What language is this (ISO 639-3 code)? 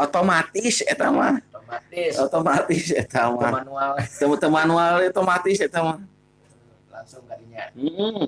ind